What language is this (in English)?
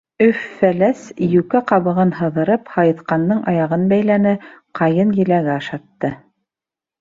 Bashkir